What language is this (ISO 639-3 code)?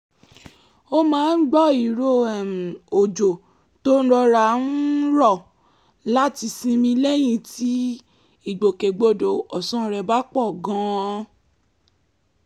yor